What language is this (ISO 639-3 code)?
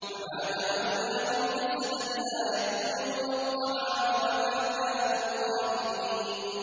ara